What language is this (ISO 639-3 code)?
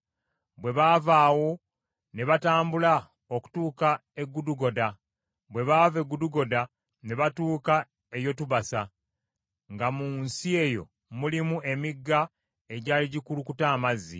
lug